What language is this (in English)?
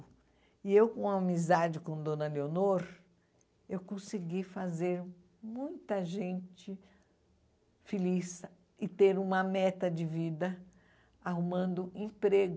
Portuguese